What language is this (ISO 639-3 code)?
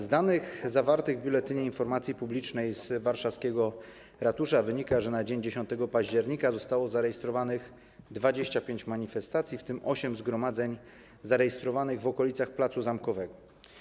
pol